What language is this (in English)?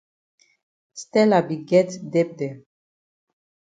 Cameroon Pidgin